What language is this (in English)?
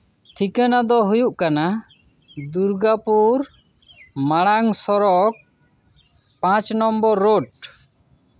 Santali